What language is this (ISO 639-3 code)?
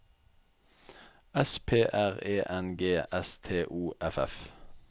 nor